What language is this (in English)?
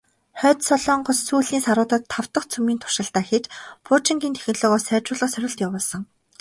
Mongolian